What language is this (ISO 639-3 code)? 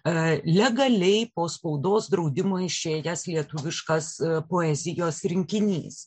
lit